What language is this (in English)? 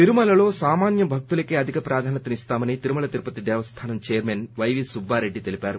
Telugu